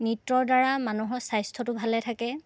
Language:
Assamese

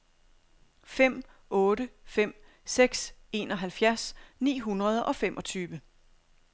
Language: Danish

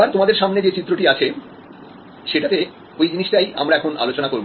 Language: Bangla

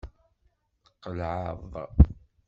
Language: Kabyle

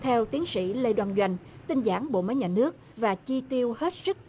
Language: Vietnamese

